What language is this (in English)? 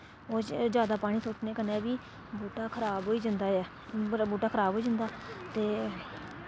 Dogri